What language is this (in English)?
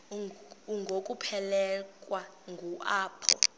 Xhosa